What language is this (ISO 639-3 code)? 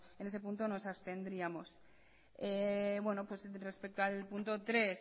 spa